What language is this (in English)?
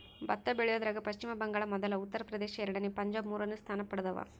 Kannada